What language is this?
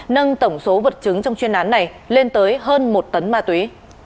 Vietnamese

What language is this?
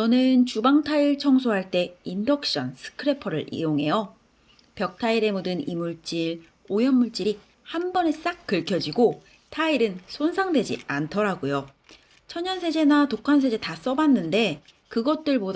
Korean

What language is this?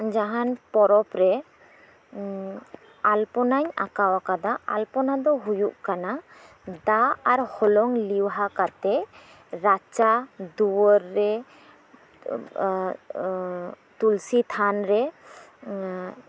Santali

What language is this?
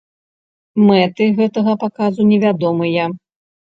Belarusian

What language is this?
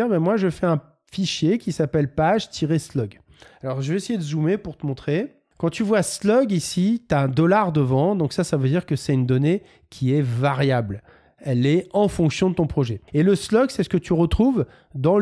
French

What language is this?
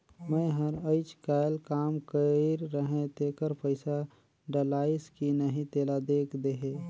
Chhattisgarhi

